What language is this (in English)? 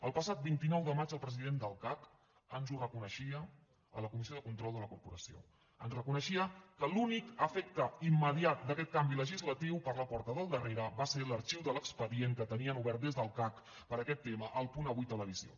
Catalan